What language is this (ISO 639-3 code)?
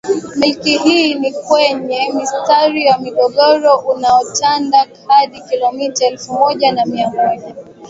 swa